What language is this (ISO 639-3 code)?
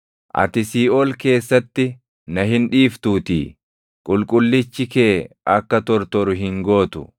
orm